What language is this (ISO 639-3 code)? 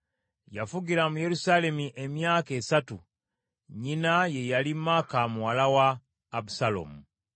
lug